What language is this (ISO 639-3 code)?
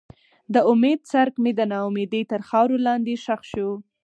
pus